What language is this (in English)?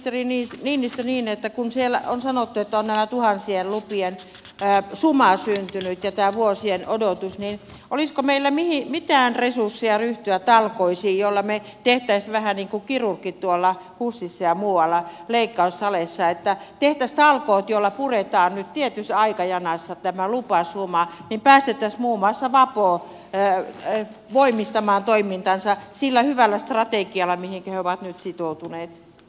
Finnish